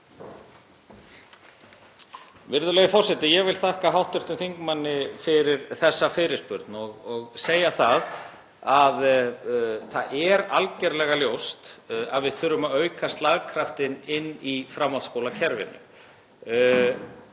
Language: Icelandic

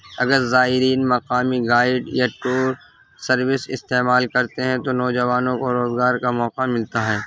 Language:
Urdu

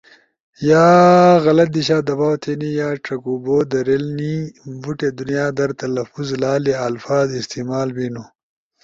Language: Ushojo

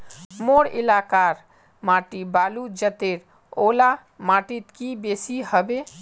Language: Magahi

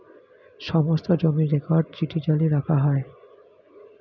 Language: Bangla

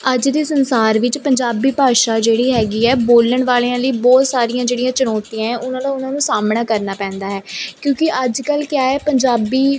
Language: Punjabi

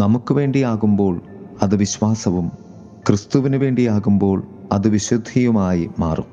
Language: Malayalam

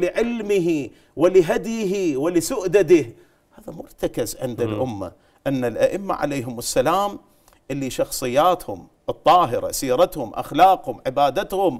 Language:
Arabic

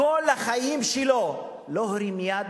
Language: Hebrew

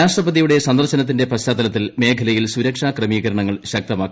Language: Malayalam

